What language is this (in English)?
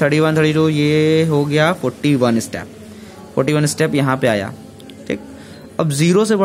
Hindi